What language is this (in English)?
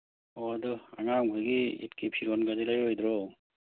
Manipuri